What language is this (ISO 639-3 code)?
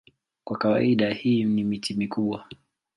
swa